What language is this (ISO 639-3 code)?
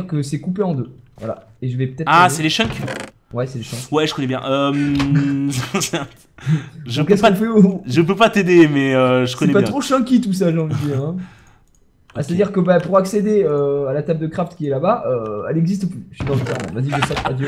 fra